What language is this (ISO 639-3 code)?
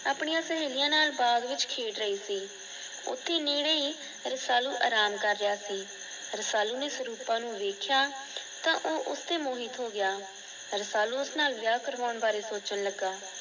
pan